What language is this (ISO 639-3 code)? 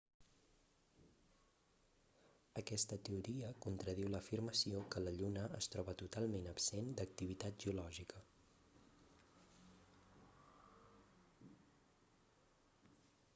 cat